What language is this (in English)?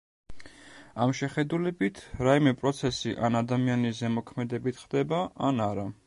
Georgian